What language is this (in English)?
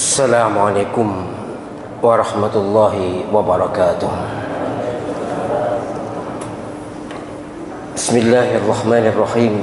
Indonesian